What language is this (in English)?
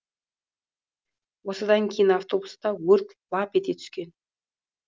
Kazakh